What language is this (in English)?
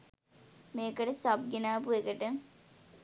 Sinhala